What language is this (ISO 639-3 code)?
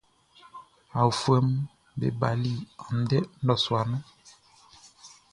bci